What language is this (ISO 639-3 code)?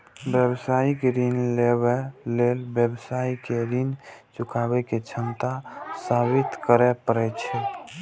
mai